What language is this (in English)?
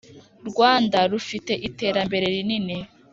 Kinyarwanda